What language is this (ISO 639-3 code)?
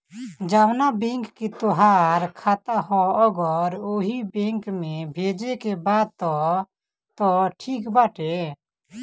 bho